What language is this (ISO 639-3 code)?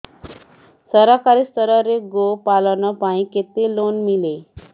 ori